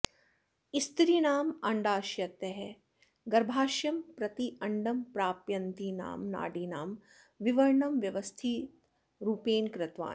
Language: Sanskrit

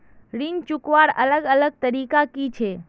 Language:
Magahi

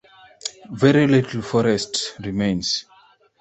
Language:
English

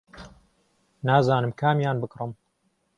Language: Central Kurdish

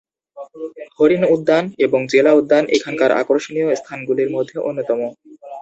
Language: Bangla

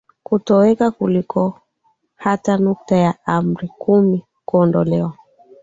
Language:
Swahili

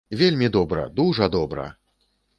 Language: Belarusian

